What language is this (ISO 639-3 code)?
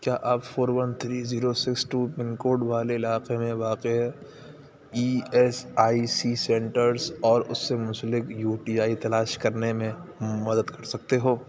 urd